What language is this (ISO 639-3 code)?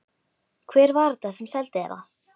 isl